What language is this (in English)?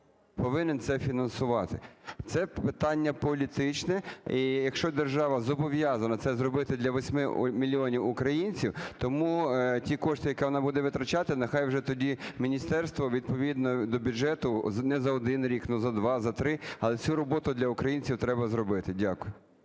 Ukrainian